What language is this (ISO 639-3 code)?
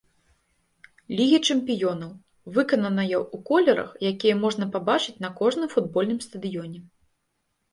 bel